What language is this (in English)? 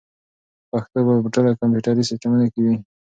Pashto